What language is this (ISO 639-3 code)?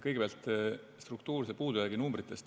est